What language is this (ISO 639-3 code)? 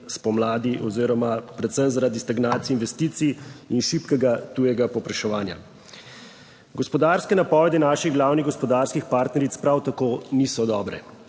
slv